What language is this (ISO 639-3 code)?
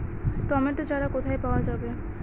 ben